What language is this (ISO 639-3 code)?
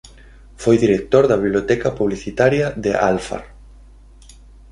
glg